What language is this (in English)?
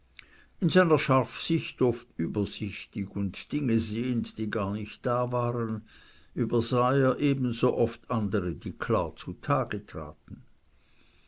German